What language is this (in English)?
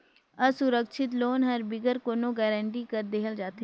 Chhattisgarhi